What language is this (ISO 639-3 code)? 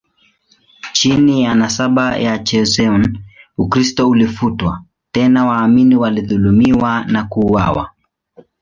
swa